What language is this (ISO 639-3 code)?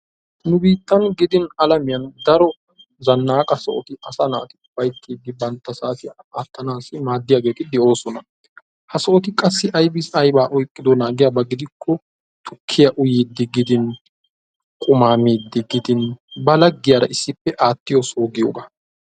wal